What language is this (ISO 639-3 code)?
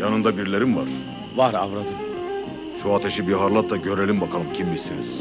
tur